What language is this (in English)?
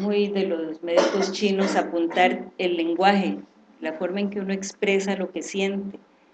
Spanish